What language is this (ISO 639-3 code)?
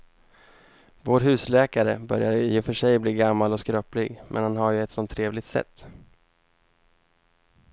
swe